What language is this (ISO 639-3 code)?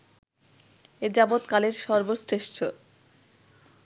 ben